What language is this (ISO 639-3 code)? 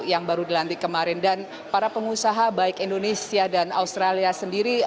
ind